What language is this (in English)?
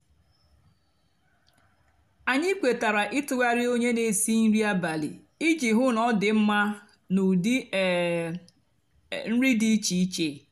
Igbo